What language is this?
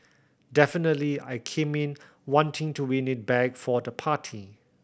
English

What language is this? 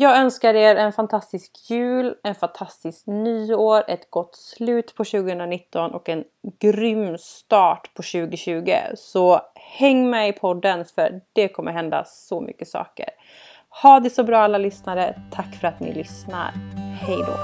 Swedish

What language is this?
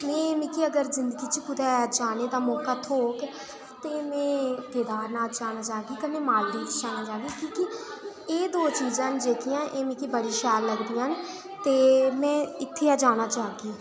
Dogri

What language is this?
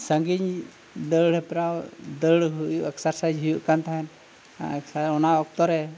Santali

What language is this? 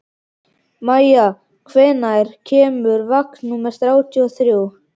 Icelandic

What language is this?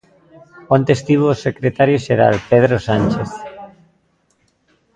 Galician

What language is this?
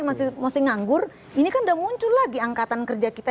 Indonesian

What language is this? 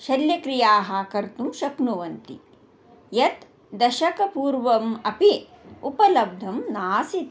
Sanskrit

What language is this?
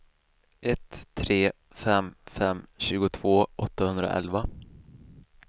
Swedish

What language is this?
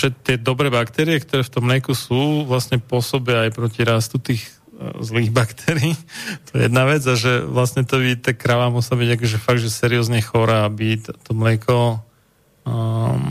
Slovak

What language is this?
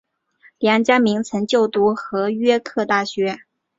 Chinese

